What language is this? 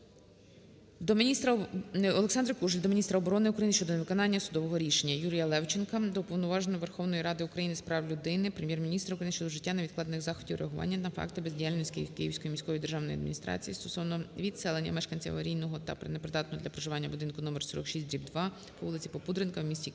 Ukrainian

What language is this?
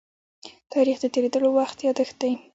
Pashto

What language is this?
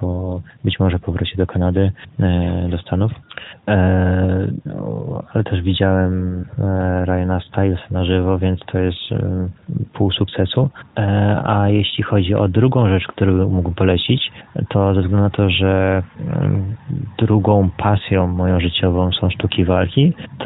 Polish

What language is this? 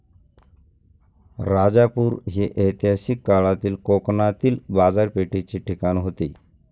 Marathi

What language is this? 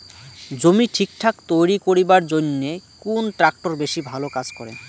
Bangla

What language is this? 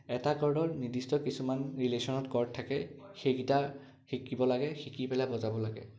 Assamese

